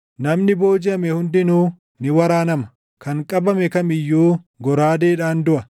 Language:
Oromo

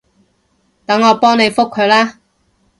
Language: Cantonese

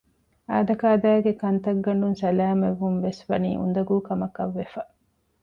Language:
Divehi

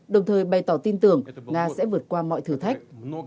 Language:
Vietnamese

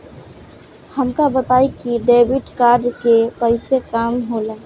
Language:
Bhojpuri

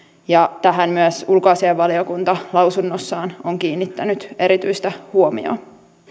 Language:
Finnish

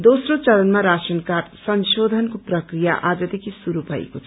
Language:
Nepali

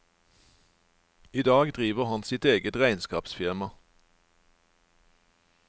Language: Norwegian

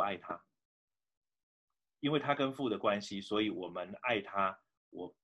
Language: Chinese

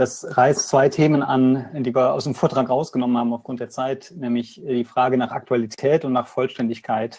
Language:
German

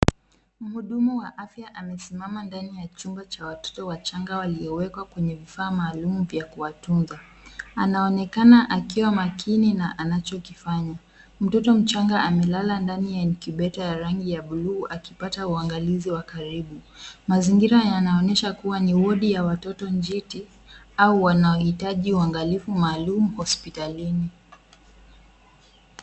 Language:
Swahili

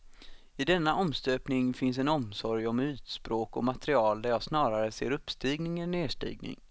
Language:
Swedish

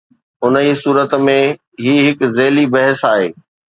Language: Sindhi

